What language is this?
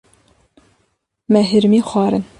Kurdish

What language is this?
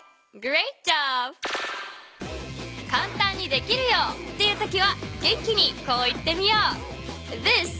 Japanese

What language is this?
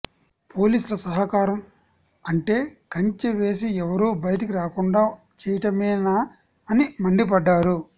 Telugu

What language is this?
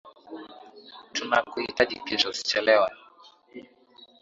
Swahili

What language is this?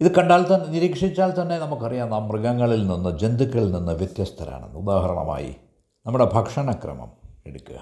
Malayalam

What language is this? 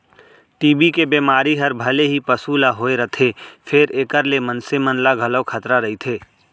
Chhattisgarhi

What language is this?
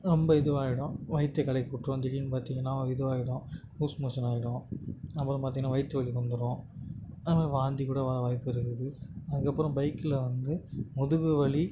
Tamil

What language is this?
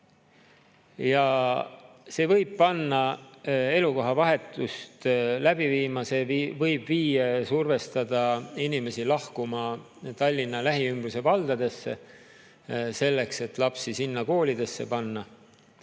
Estonian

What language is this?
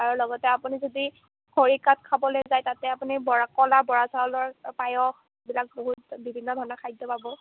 Assamese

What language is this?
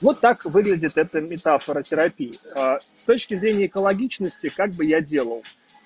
Russian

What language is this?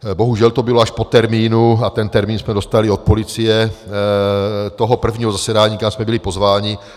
Czech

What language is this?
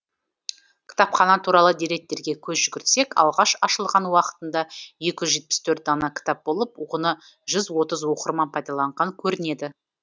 Kazakh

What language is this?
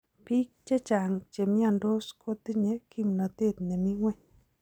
Kalenjin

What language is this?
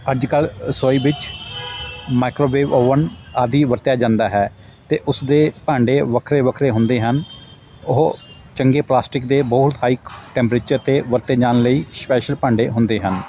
Punjabi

